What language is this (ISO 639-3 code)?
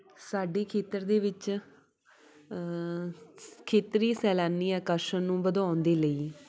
pan